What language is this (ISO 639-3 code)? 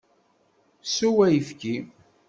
kab